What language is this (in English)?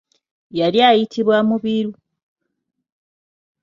Ganda